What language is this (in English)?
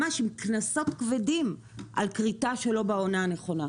Hebrew